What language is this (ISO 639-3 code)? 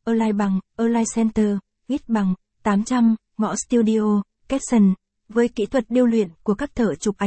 vie